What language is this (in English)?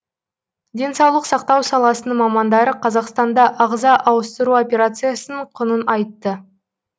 Kazakh